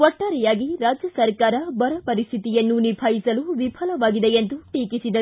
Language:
Kannada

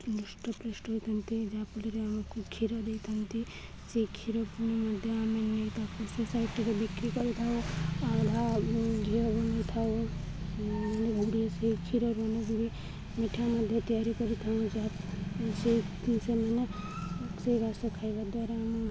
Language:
Odia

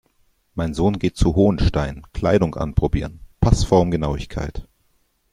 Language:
German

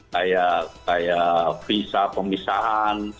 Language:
Indonesian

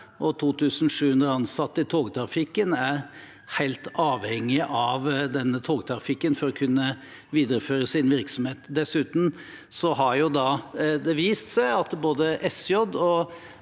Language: Norwegian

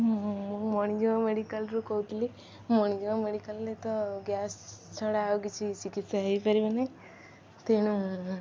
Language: Odia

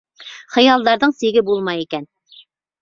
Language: Bashkir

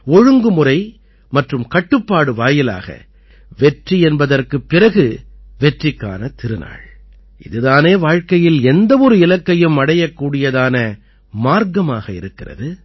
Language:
Tamil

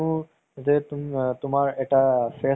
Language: Assamese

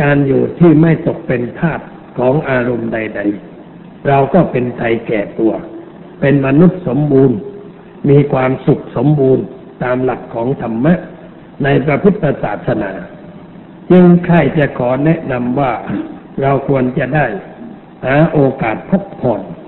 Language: Thai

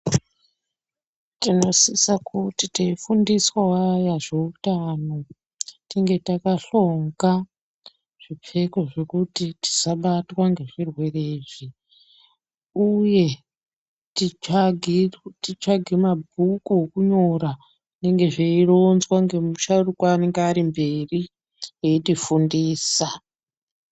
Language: Ndau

